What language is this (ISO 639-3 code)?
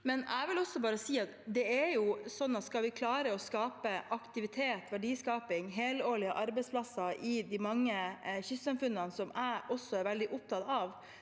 nor